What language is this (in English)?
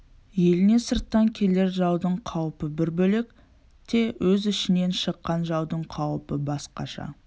Kazakh